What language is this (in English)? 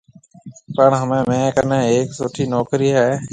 Marwari (Pakistan)